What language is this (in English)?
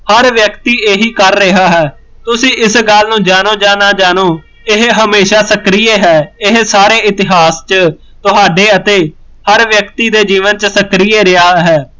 Punjabi